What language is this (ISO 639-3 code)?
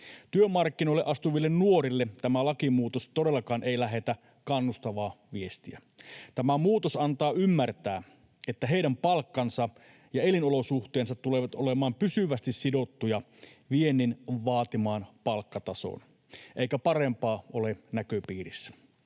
fin